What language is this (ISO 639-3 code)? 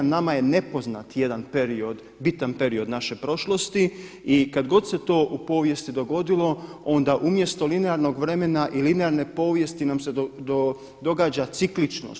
hrv